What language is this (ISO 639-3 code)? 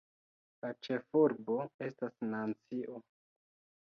epo